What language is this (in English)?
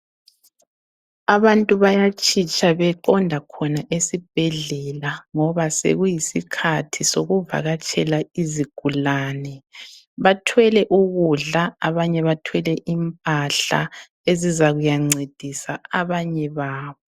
North Ndebele